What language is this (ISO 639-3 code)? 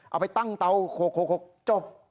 tha